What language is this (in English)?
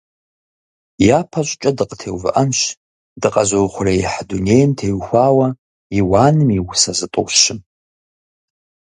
Kabardian